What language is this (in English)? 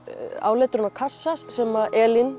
Icelandic